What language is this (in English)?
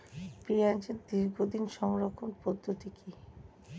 Bangla